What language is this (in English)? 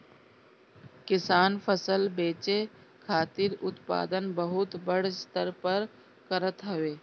Bhojpuri